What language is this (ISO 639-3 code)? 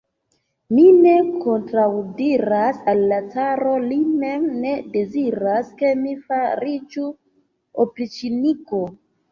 epo